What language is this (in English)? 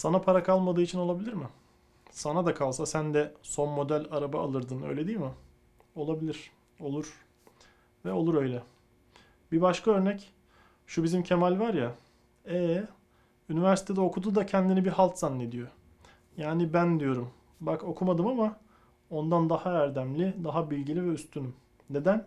Turkish